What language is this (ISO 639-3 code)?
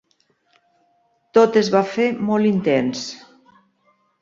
cat